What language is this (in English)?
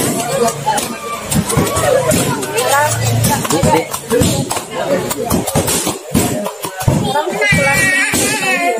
Indonesian